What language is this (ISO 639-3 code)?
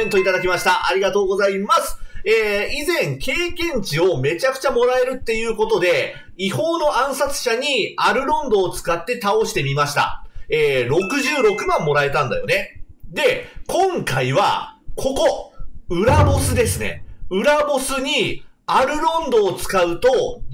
jpn